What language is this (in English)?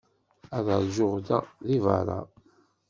Kabyle